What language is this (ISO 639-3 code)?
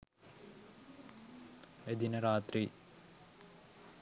sin